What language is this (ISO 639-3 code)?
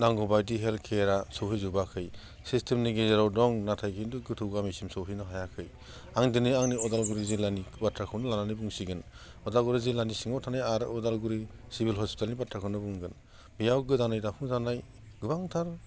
brx